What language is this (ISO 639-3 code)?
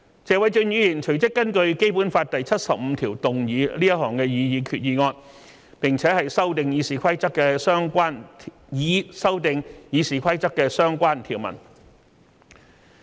yue